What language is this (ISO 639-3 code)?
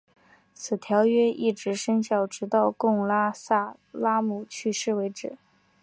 zho